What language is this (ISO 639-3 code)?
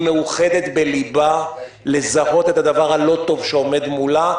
heb